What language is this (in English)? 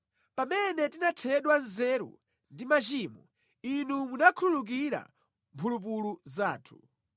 Nyanja